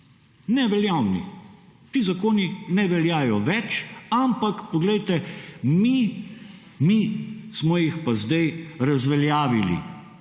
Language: Slovenian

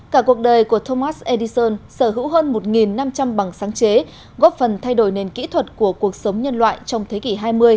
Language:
Vietnamese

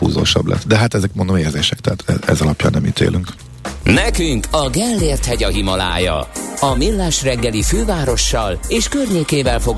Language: Hungarian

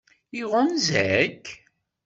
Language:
Kabyle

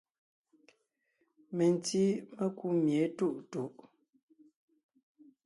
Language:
Ngiemboon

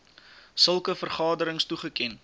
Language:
Afrikaans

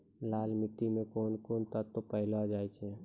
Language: Maithili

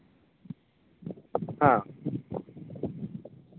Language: Santali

